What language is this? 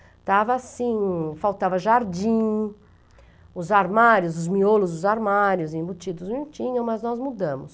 Portuguese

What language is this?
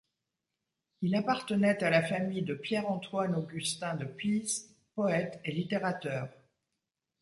French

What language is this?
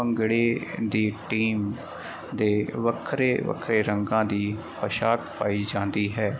Punjabi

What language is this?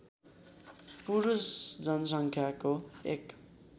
Nepali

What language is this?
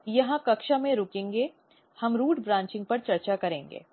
Hindi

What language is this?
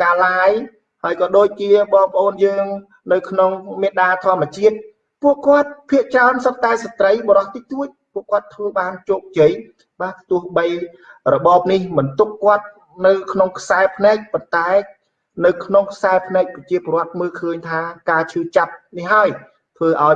Vietnamese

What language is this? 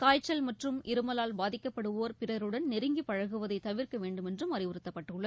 Tamil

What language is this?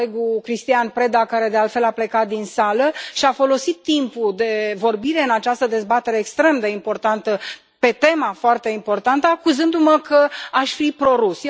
Romanian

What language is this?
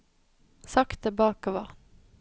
Norwegian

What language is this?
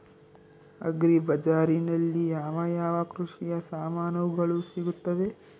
Kannada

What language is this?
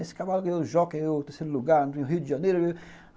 Portuguese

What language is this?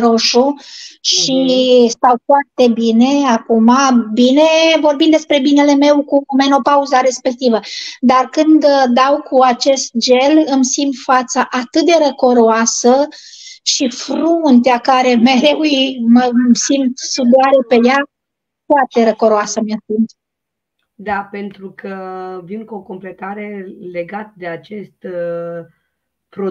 Romanian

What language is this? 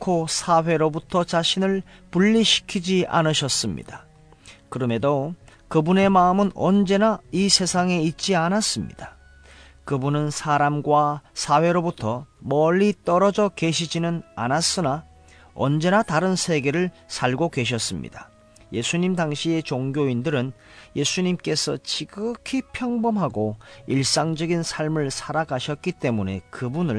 Korean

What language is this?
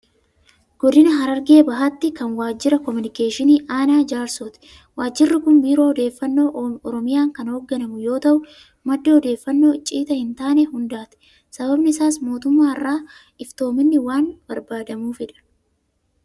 Oromo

